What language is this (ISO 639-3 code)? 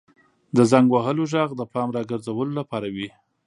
pus